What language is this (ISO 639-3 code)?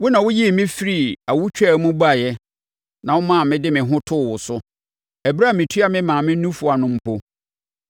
aka